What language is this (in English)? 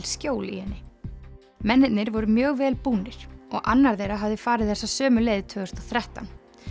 Icelandic